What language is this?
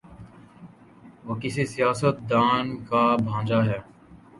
Urdu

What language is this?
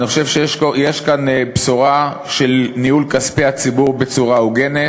Hebrew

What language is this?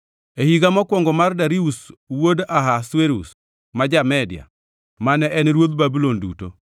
Luo (Kenya and Tanzania)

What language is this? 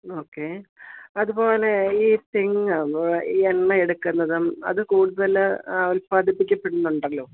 Malayalam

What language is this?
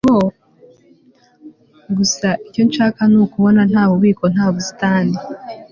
Kinyarwanda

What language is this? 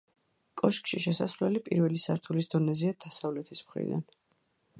Georgian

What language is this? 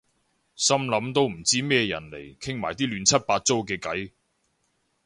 Cantonese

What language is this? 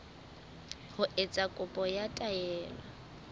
Southern Sotho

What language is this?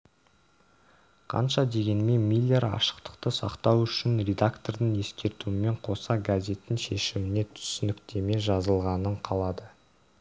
Kazakh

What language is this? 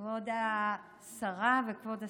Hebrew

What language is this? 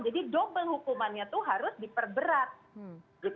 Indonesian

